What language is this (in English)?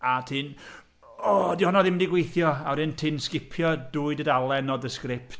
Welsh